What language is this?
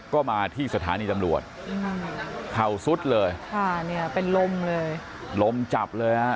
Thai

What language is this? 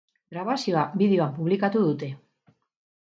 Basque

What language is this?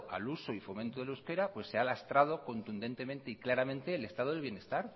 Spanish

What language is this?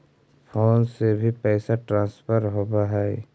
Magahi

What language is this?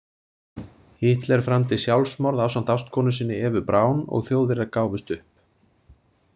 Icelandic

